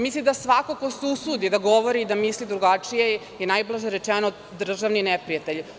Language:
Serbian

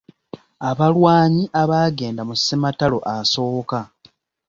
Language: Ganda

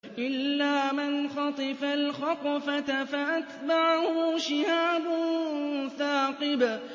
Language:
Arabic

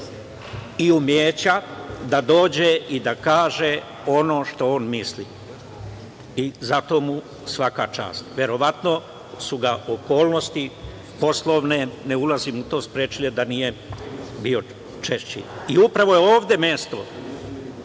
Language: Serbian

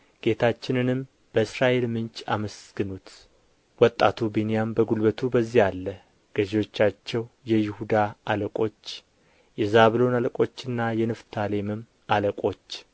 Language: Amharic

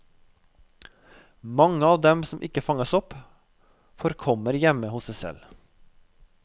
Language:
Norwegian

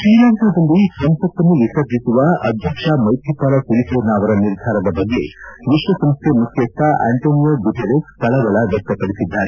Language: Kannada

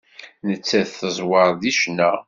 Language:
Kabyle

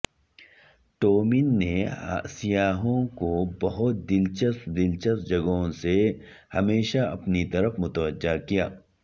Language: Urdu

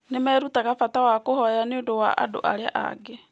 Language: Kikuyu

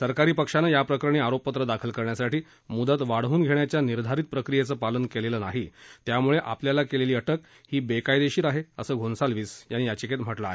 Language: Marathi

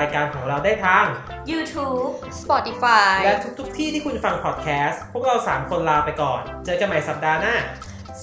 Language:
Thai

